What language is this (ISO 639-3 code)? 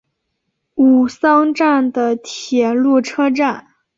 zho